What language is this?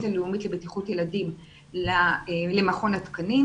Hebrew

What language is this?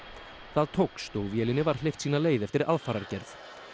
Icelandic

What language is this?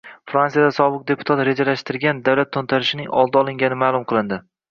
Uzbek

